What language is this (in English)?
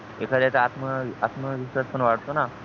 Marathi